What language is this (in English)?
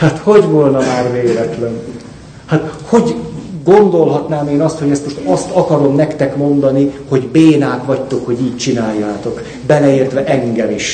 Hungarian